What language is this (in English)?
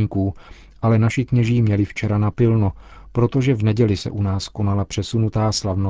Czech